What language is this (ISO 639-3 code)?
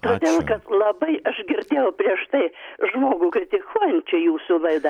lit